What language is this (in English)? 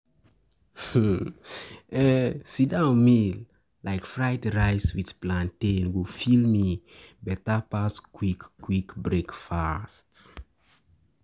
Nigerian Pidgin